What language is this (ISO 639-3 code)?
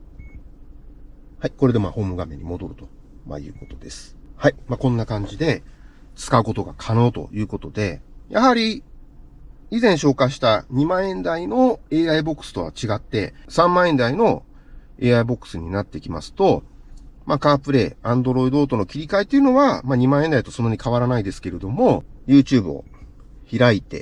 jpn